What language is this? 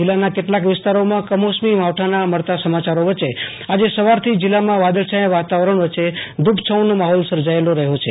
Gujarati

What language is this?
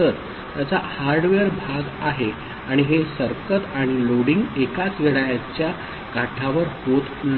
Marathi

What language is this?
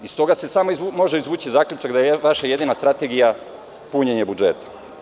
Serbian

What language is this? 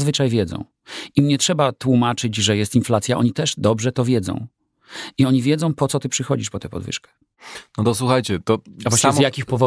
Polish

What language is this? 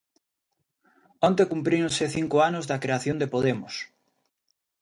Galician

